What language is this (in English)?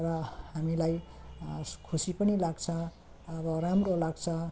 Nepali